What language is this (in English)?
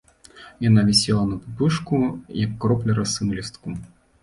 Belarusian